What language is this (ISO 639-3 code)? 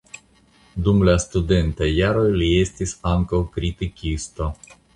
epo